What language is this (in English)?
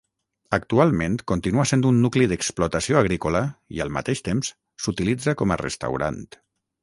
Catalan